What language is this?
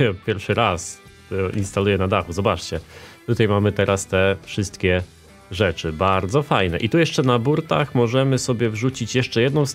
Polish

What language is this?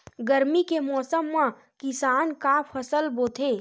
Chhattisgarhi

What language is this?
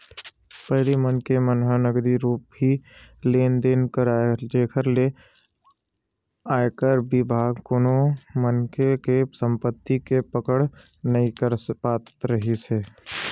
Chhattisgarhi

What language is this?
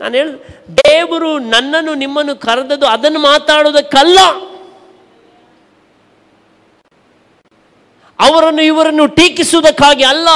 Kannada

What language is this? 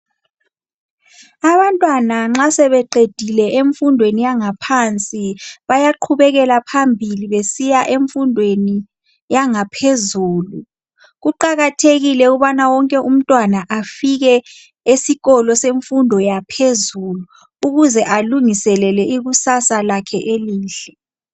North Ndebele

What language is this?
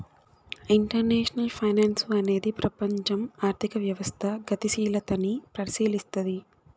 Telugu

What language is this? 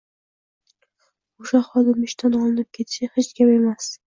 Uzbek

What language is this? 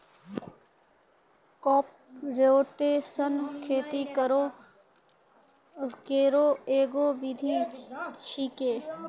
Maithili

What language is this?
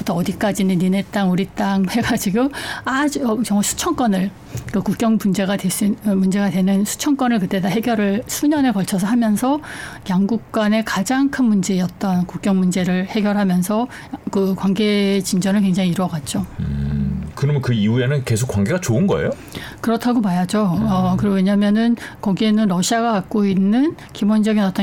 Korean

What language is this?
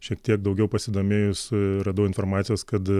Lithuanian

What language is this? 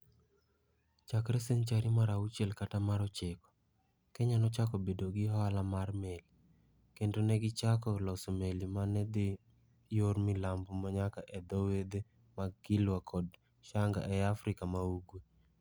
Luo (Kenya and Tanzania)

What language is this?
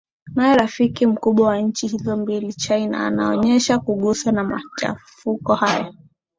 Swahili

